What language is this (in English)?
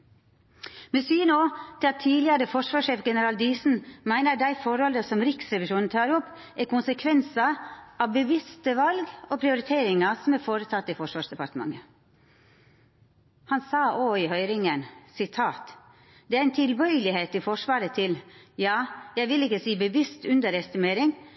Norwegian Nynorsk